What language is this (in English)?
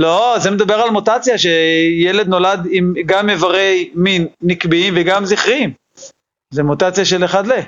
Hebrew